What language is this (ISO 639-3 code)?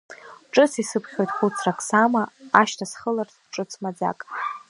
abk